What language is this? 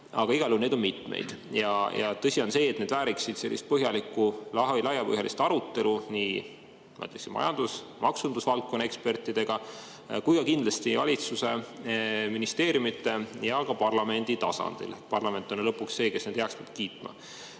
Estonian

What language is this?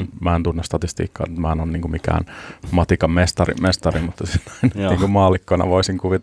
Finnish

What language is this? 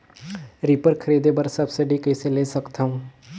Chhattisgarhi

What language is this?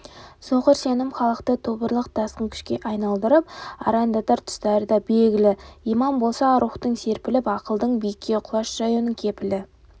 Kazakh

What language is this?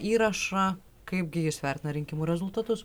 Lithuanian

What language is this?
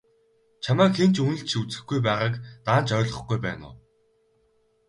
Mongolian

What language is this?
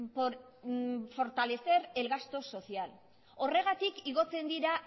Spanish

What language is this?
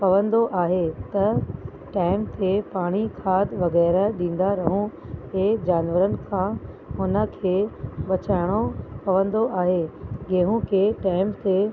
Sindhi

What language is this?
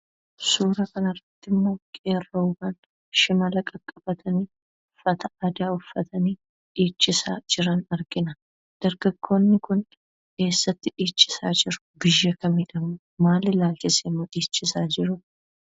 Oromo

